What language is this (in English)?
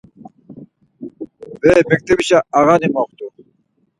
Laz